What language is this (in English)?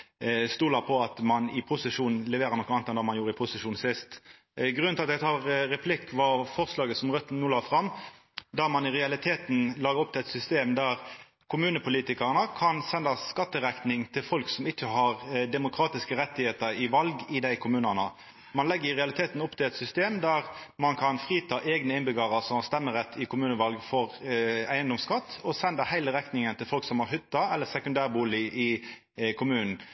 Norwegian Nynorsk